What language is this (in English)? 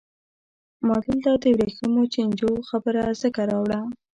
Pashto